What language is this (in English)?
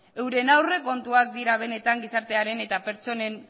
Basque